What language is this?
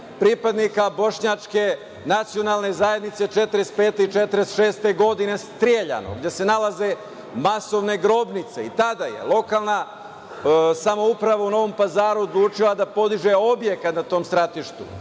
Serbian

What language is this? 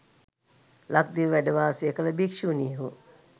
Sinhala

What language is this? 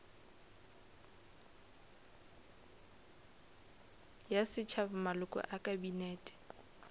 Northern Sotho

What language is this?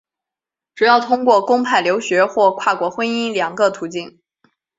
Chinese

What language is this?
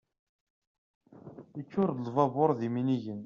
Kabyle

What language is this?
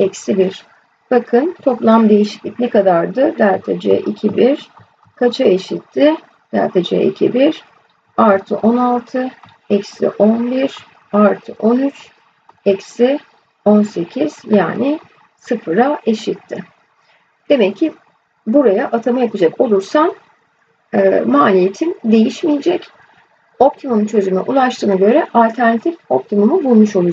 Turkish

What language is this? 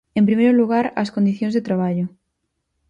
Galician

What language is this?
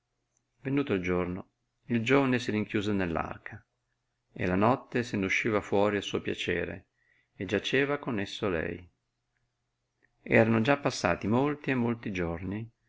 Italian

